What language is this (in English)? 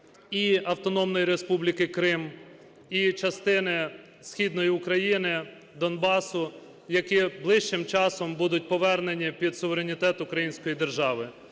Ukrainian